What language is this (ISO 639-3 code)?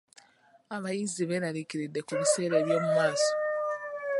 lug